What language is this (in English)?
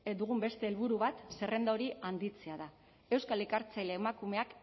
Basque